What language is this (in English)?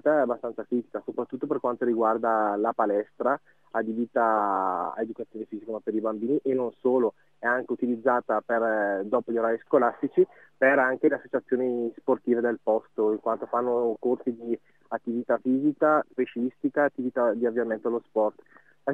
Italian